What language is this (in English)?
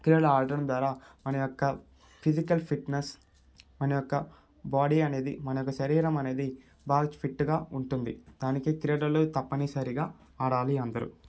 Telugu